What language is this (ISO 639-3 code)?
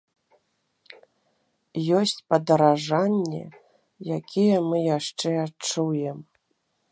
bel